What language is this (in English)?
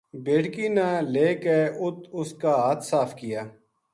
Gujari